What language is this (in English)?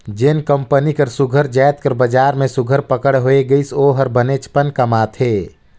Chhattisgarhi